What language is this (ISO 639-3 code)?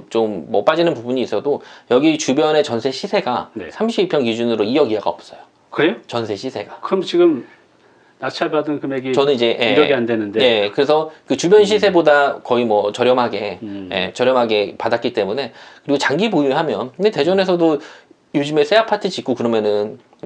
kor